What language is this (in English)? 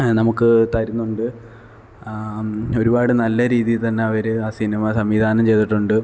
Malayalam